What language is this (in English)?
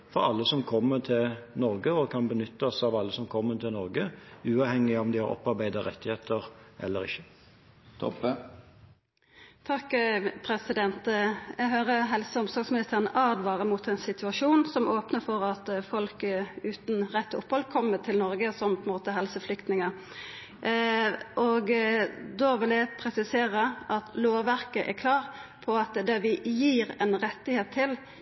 Norwegian